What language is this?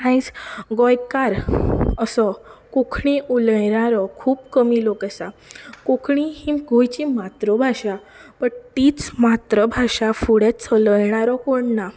Konkani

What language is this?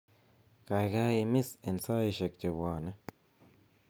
Kalenjin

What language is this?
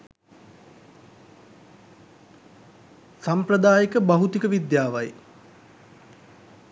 Sinhala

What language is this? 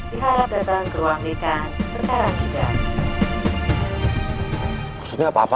Indonesian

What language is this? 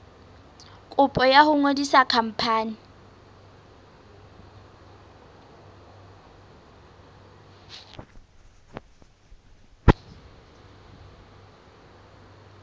Southern Sotho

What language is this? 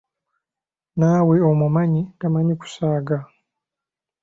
Ganda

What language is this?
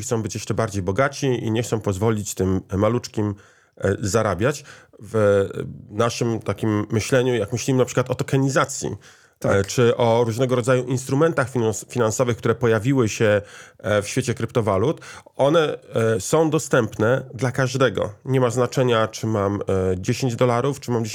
Polish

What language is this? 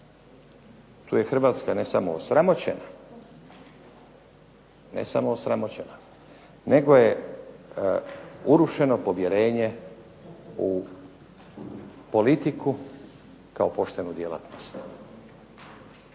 Croatian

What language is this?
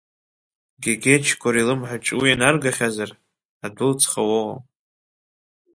Abkhazian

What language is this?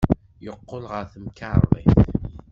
Kabyle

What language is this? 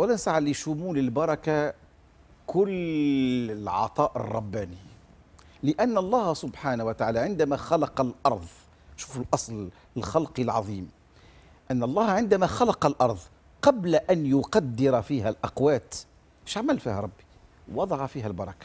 Arabic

